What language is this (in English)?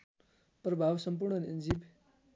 Nepali